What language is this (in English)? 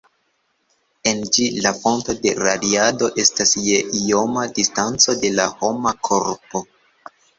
Esperanto